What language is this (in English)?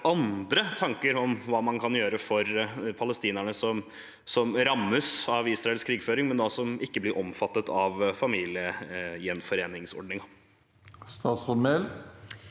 Norwegian